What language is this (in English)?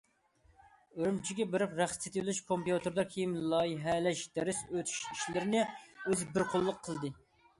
Uyghur